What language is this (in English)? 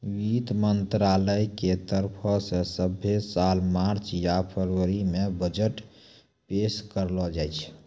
Maithili